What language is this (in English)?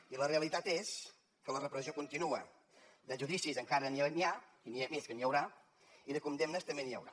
Catalan